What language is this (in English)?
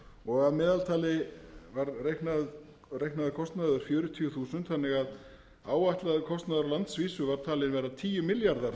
Icelandic